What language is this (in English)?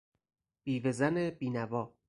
Persian